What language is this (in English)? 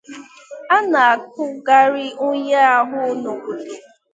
Igbo